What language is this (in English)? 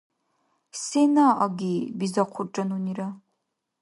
Dargwa